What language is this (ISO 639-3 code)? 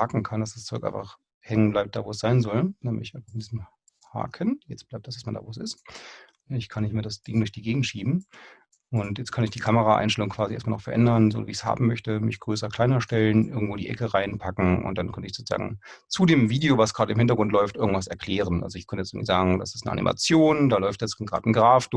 deu